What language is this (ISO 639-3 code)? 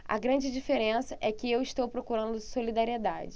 por